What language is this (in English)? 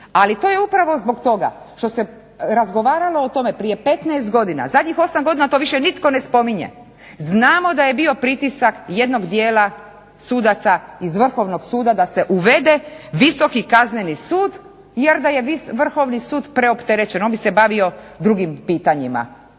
Croatian